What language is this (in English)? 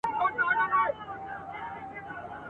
Pashto